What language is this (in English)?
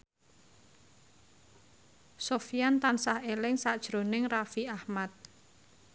Javanese